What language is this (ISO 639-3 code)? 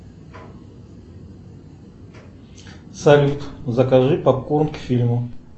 rus